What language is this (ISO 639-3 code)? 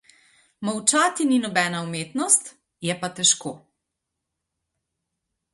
slv